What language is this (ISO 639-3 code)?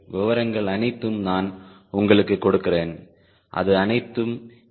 tam